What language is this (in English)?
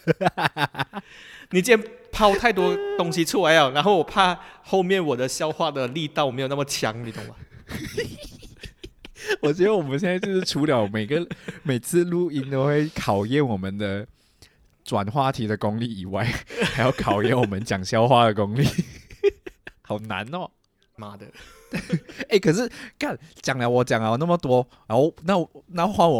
Chinese